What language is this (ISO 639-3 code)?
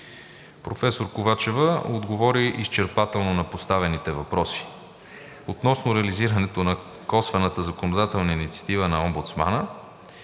bul